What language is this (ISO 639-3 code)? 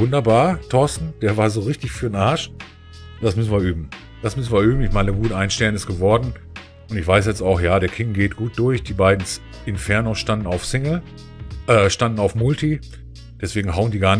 deu